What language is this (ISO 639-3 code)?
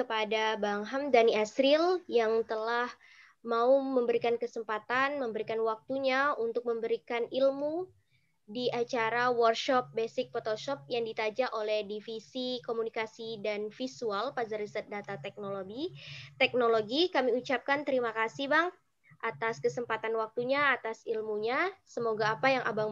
ind